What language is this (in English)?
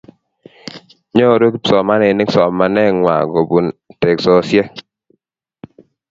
Kalenjin